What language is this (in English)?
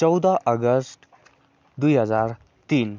Nepali